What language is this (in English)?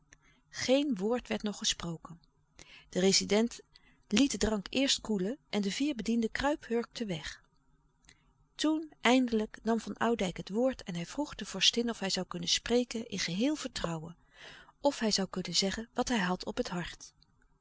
Dutch